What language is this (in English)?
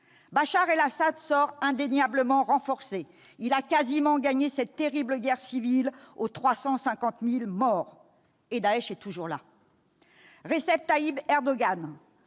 French